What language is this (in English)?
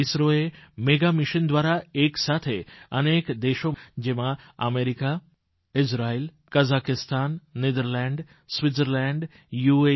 Gujarati